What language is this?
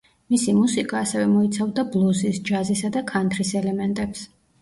Georgian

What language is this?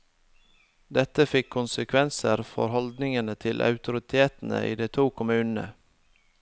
Norwegian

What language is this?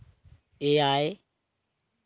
Santali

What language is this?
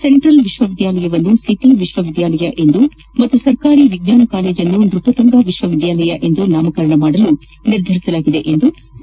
Kannada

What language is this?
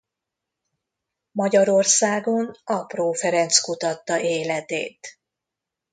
Hungarian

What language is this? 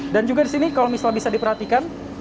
Indonesian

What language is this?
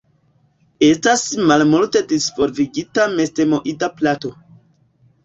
Esperanto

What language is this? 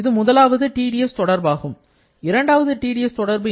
Tamil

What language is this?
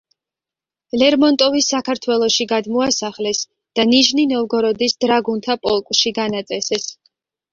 Georgian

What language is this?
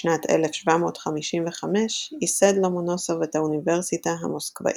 Hebrew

